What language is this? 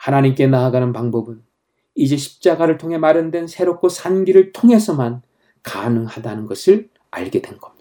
Korean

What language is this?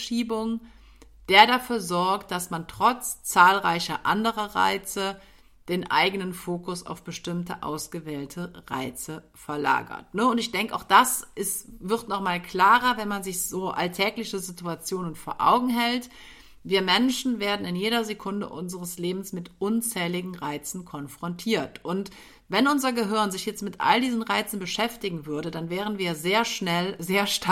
German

